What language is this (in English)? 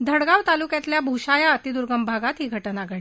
Marathi